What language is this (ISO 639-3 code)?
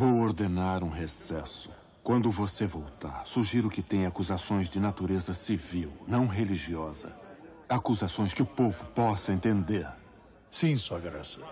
por